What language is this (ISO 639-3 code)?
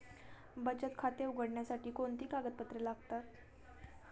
mar